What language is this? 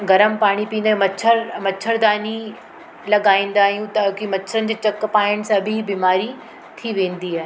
Sindhi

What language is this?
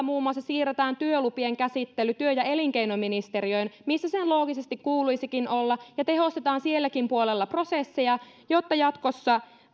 Finnish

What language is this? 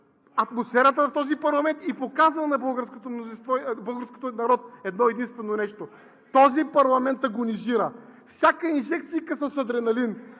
Bulgarian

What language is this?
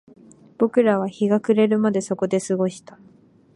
Japanese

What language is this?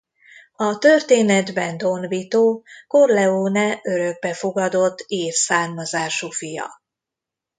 Hungarian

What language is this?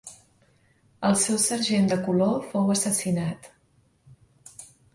Catalan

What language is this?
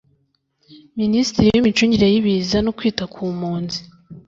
Kinyarwanda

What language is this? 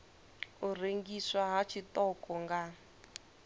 Venda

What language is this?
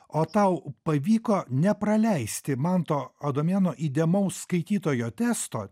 Lithuanian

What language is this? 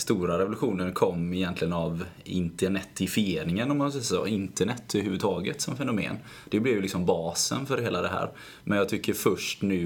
Swedish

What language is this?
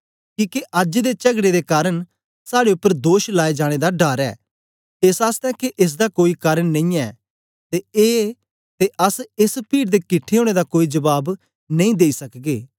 Dogri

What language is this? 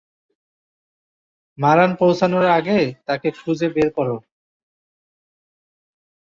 Bangla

